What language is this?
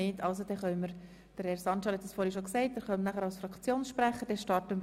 Swiss German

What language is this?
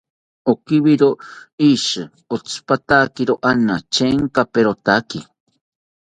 South Ucayali Ashéninka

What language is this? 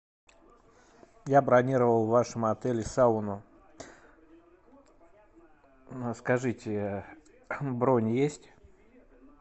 Russian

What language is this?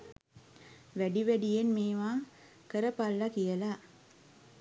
Sinhala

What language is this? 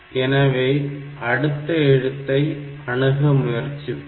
Tamil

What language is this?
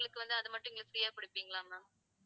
Tamil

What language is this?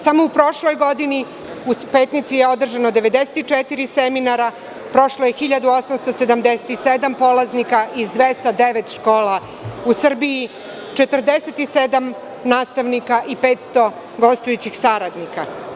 Serbian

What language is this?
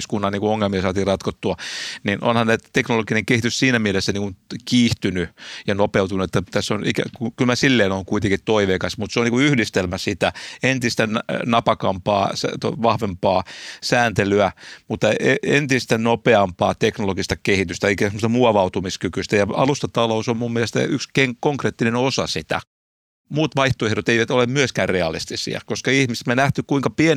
Finnish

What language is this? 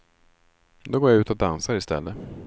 Swedish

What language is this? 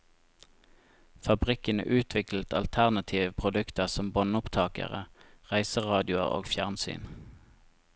Norwegian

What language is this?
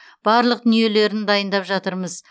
Kazakh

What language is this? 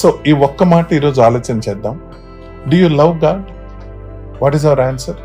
Telugu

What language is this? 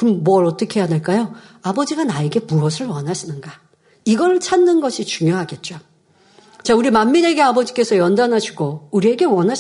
Korean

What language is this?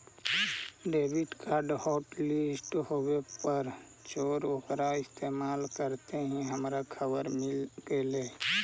Magahi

